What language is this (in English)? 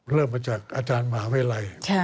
Thai